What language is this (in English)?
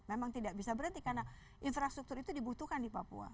Indonesian